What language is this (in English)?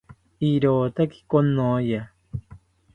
South Ucayali Ashéninka